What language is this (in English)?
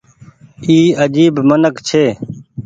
Goaria